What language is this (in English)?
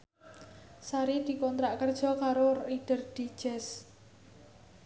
Javanese